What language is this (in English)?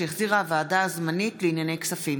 Hebrew